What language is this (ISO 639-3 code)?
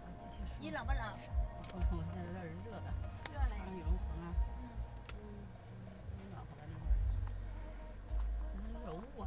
zho